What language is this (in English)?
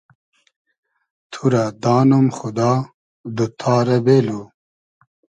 Hazaragi